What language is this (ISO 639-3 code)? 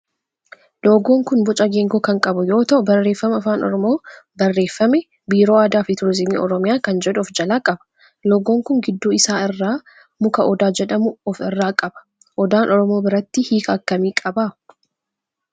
orm